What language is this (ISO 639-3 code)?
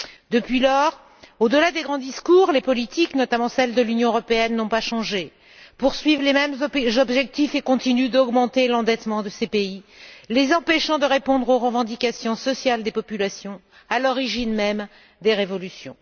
fra